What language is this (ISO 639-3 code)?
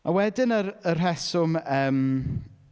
cym